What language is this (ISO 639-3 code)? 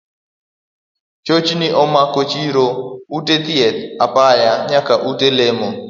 luo